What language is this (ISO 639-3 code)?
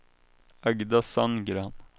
swe